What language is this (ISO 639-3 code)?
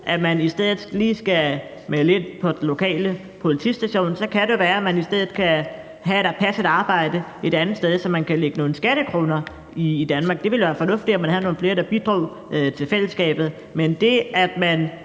dan